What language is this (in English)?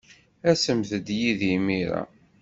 Kabyle